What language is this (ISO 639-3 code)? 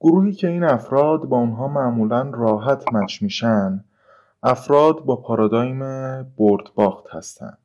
fas